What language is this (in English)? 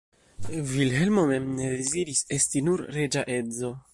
Esperanto